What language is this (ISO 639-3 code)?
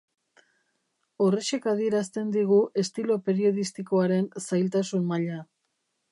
eus